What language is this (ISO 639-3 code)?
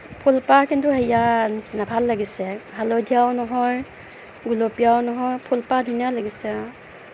asm